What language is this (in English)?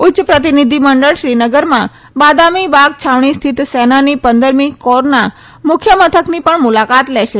Gujarati